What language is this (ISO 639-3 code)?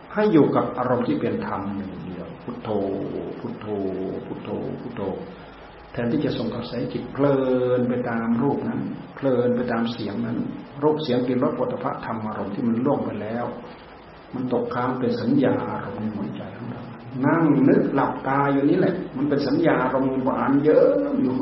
tha